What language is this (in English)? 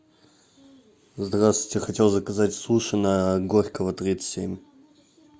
Russian